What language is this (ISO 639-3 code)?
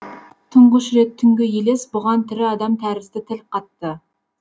kaz